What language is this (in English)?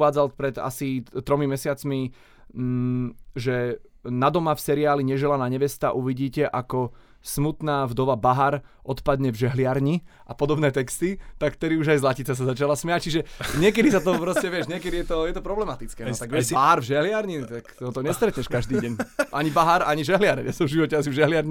Slovak